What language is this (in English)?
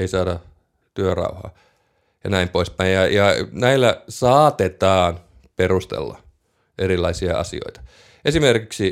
Finnish